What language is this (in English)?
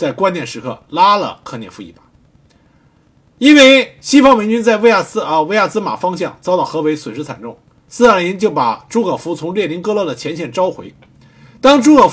Chinese